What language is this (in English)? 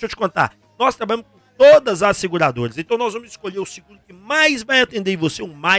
Portuguese